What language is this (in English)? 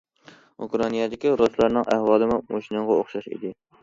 Uyghur